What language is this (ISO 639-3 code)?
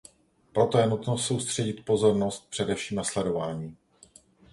ces